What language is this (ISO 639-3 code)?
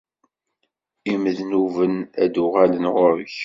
kab